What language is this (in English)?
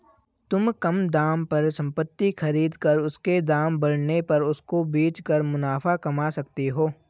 Hindi